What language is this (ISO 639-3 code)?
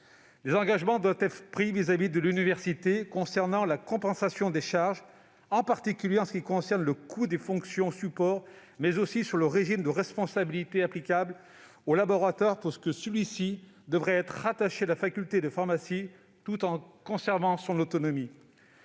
fra